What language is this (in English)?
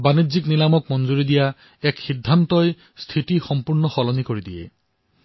Assamese